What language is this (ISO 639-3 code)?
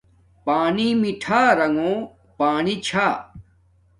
dmk